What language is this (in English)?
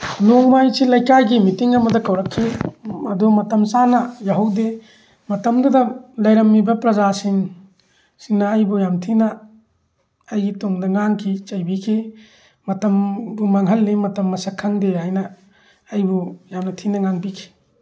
Manipuri